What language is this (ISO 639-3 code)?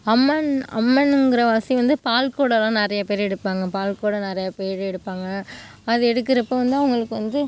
tam